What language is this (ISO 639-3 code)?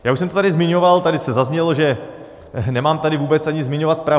ces